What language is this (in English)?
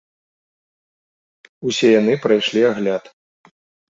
Belarusian